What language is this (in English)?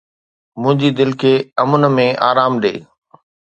Sindhi